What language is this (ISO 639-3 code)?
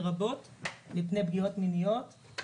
heb